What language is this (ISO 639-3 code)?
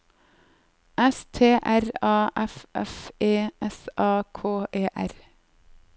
nor